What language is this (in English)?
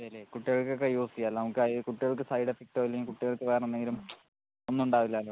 Malayalam